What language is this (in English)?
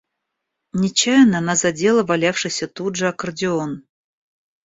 Russian